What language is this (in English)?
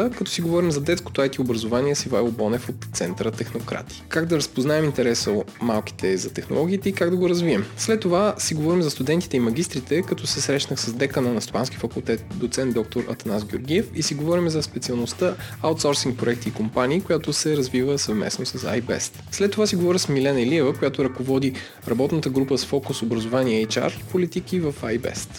Bulgarian